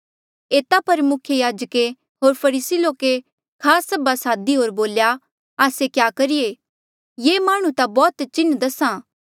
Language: Mandeali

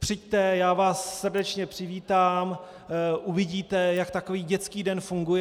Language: Czech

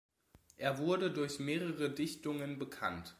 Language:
German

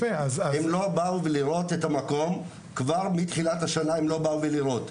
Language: Hebrew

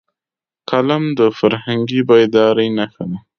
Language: Pashto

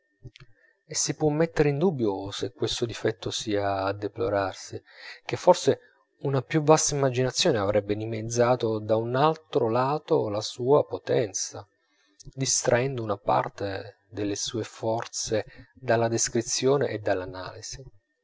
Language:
Italian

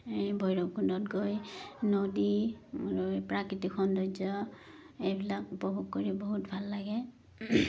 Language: Assamese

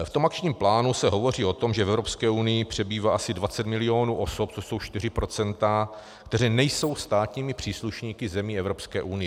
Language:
Czech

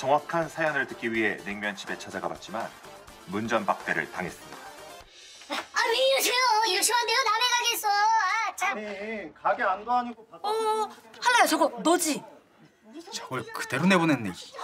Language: Korean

